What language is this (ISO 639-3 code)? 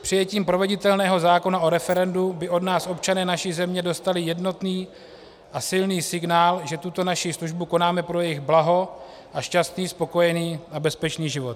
ces